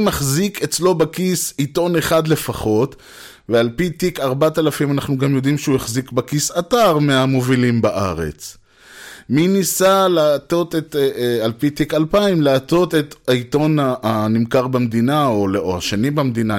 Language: Hebrew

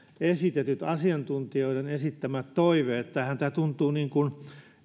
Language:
Finnish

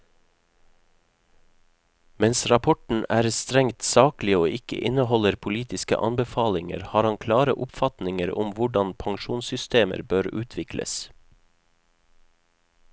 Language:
Norwegian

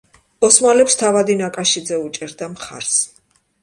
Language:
Georgian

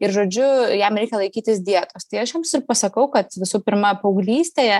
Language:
Lithuanian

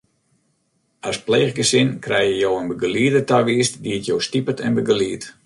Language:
Western Frisian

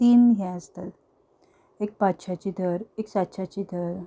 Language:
Konkani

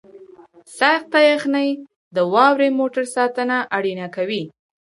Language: Pashto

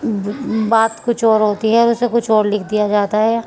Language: Urdu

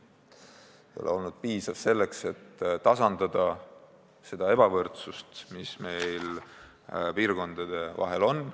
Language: Estonian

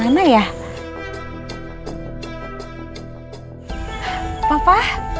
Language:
Indonesian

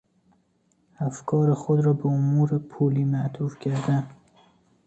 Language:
Persian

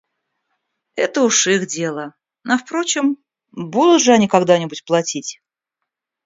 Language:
Russian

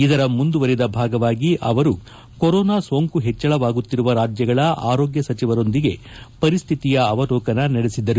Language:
Kannada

